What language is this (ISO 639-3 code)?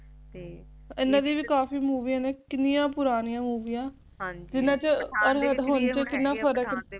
pan